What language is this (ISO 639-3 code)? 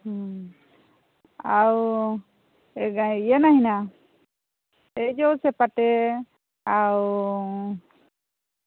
ori